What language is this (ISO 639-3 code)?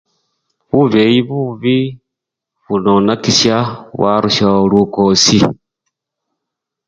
luy